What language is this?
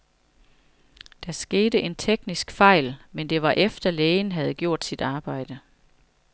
Danish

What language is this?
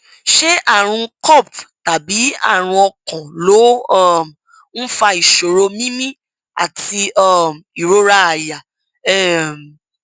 Yoruba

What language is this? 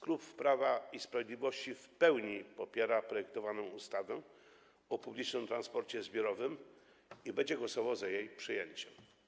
Polish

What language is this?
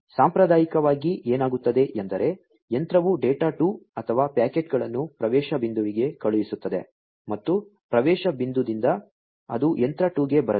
Kannada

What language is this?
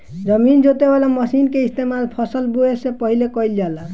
Bhojpuri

